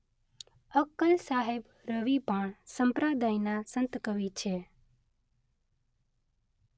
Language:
Gujarati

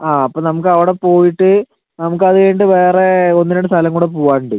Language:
Malayalam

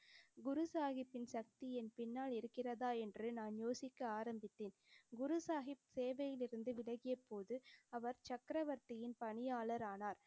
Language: Tamil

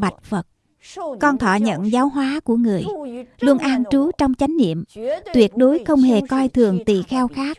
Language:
Vietnamese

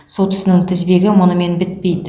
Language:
Kazakh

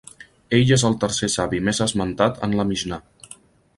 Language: Catalan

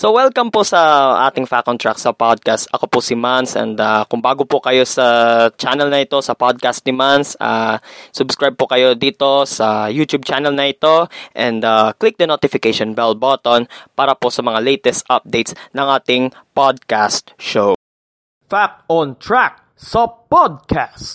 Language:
Filipino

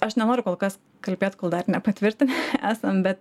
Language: Lithuanian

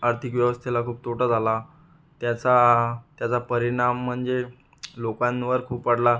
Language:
Marathi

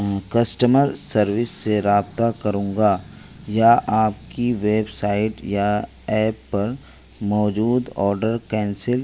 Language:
Urdu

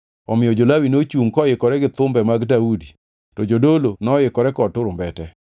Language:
Luo (Kenya and Tanzania)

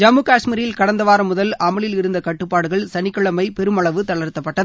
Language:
Tamil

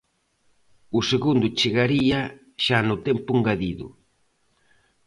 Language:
Galician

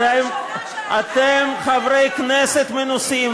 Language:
Hebrew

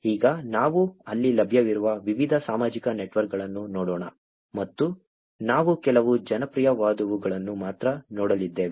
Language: Kannada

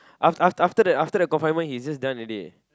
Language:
English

